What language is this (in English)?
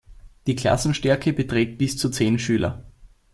German